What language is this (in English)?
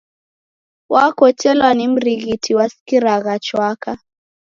Taita